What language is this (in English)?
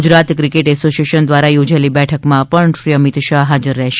Gujarati